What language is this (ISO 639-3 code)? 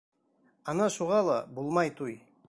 bak